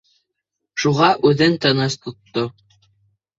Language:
Bashkir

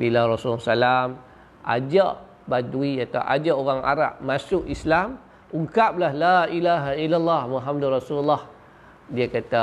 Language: Malay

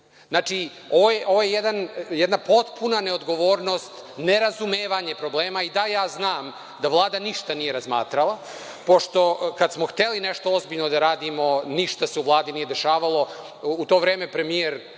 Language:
Serbian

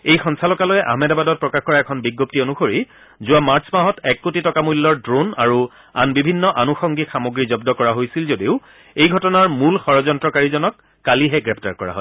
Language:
Assamese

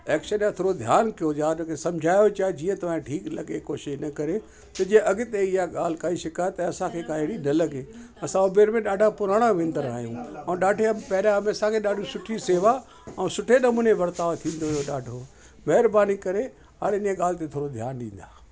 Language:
Sindhi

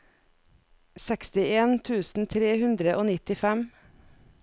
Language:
Norwegian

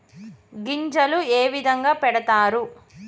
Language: Telugu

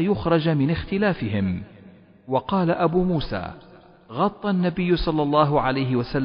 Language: Arabic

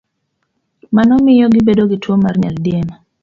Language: Luo (Kenya and Tanzania)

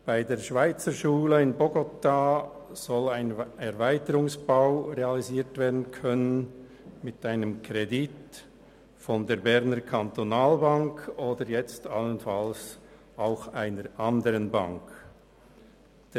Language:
Swiss German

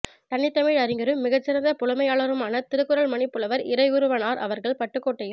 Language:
Tamil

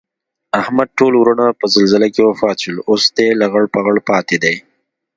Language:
Pashto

